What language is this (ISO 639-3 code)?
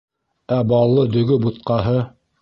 bak